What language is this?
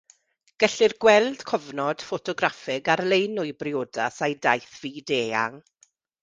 Welsh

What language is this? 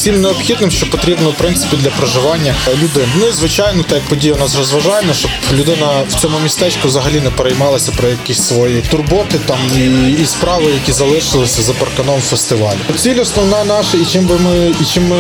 Ukrainian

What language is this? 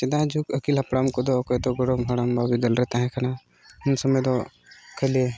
Santali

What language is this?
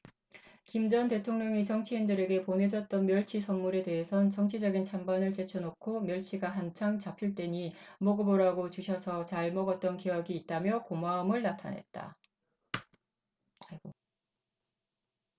Korean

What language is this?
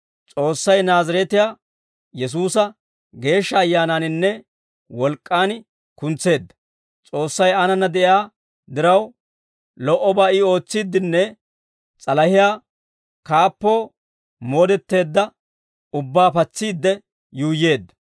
Dawro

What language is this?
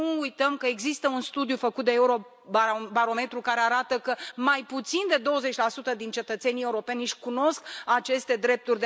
Romanian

